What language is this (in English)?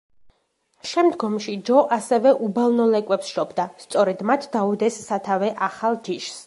Georgian